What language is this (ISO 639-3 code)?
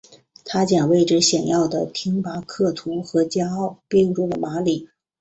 zho